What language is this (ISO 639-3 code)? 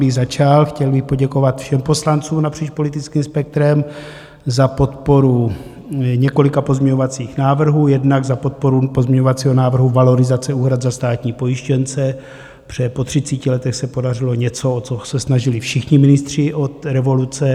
ces